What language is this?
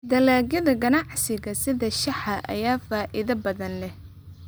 Somali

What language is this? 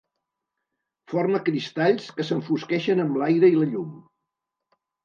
Catalan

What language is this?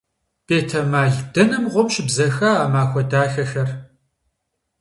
Kabardian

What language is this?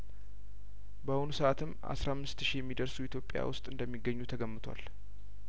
Amharic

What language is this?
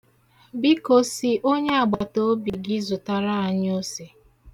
Igbo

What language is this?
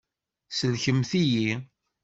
Kabyle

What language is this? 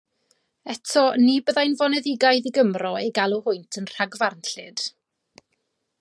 Welsh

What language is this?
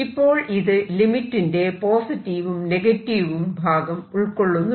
Malayalam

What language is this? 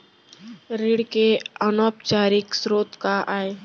Chhattisgarhi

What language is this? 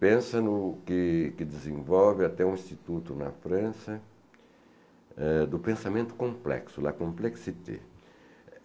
Portuguese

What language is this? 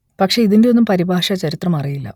Malayalam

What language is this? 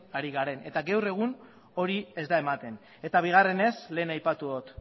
Basque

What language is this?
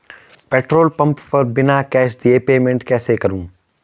Hindi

